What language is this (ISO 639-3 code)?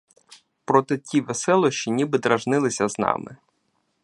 ukr